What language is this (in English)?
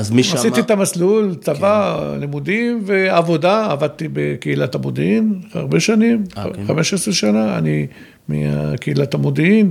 Hebrew